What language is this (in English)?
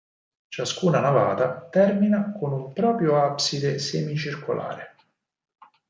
Italian